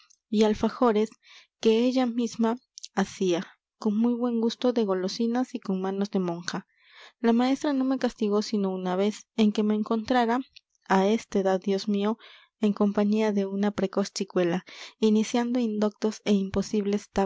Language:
Spanish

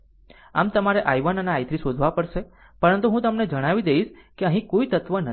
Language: Gujarati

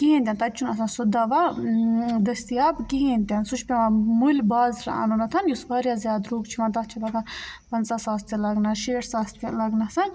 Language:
Kashmiri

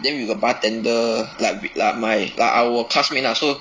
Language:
English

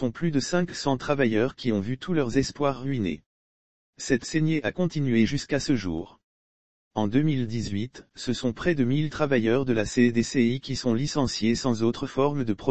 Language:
French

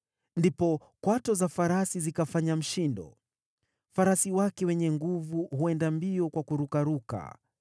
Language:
Swahili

